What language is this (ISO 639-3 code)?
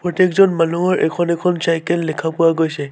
asm